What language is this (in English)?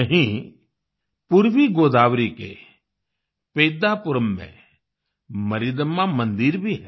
Hindi